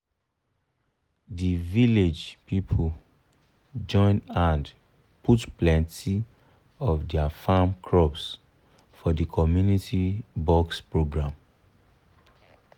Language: Nigerian Pidgin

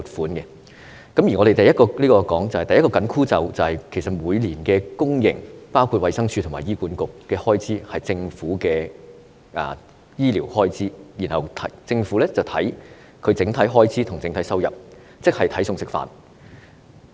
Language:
Cantonese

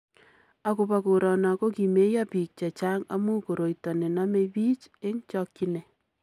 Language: Kalenjin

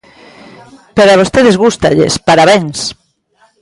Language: Galician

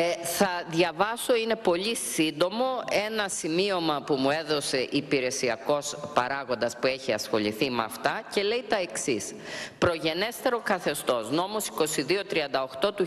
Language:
Greek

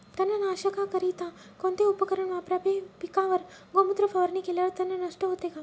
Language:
Marathi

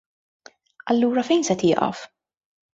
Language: Maltese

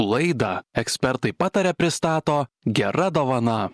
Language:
Lithuanian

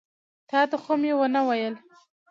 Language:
Pashto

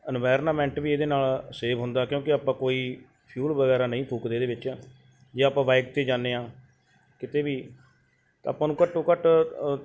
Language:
Punjabi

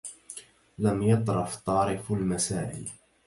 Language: Arabic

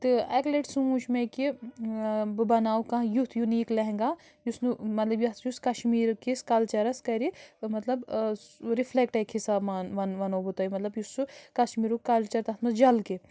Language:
Kashmiri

